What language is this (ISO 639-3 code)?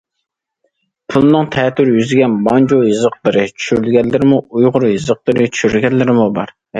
uig